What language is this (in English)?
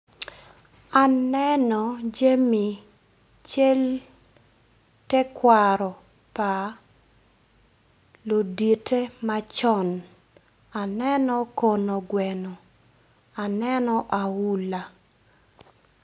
Acoli